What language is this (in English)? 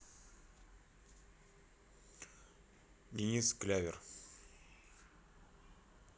Russian